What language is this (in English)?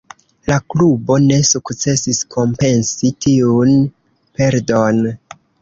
Esperanto